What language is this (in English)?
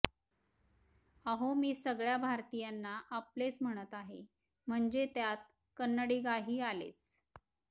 Marathi